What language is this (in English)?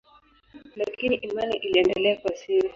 Swahili